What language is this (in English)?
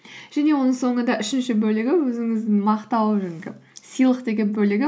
Kazakh